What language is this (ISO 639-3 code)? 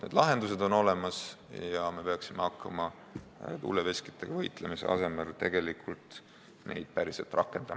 est